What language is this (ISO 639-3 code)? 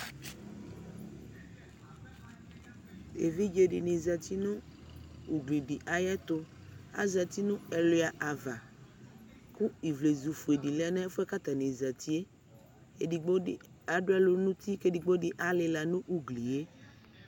kpo